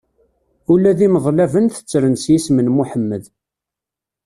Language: Kabyle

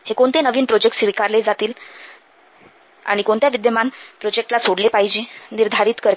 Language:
Marathi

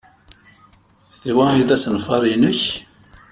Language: Kabyle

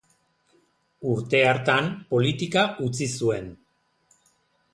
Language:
Basque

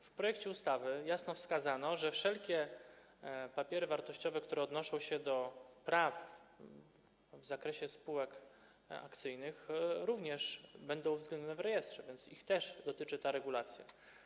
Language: Polish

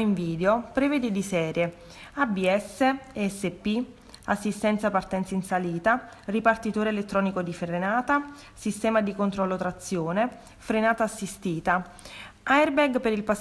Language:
Italian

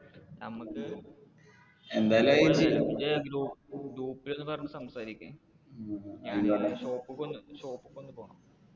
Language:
Malayalam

